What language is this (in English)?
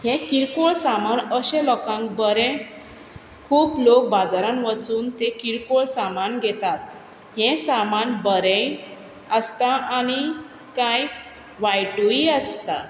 Konkani